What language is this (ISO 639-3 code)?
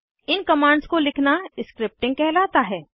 hin